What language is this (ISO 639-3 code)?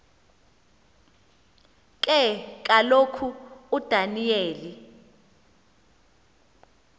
xho